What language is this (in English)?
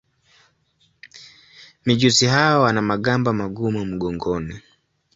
Swahili